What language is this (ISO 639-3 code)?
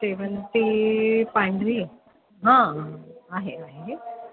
mar